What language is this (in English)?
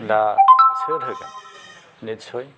Bodo